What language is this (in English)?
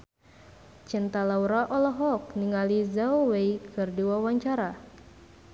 Sundanese